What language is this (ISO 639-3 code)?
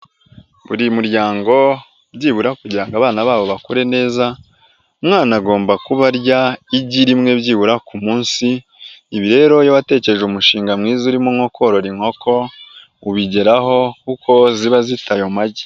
kin